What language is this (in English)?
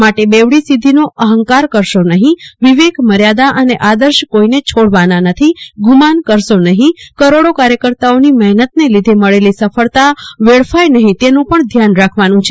Gujarati